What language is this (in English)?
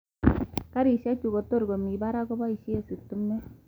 Kalenjin